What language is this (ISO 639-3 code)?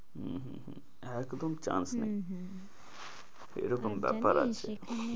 ben